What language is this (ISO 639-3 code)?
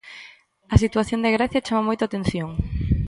glg